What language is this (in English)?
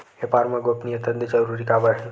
Chhattisgarhi